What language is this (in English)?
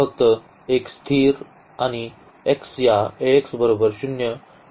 Marathi